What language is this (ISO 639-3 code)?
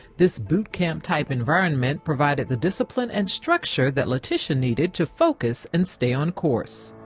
eng